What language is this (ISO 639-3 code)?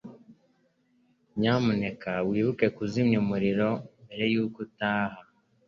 kin